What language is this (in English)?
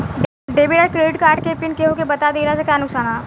Bhojpuri